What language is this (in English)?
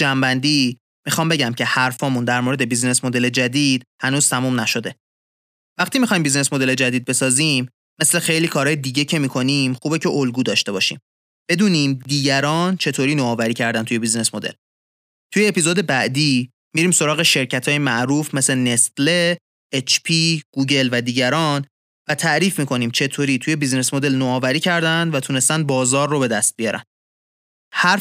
Persian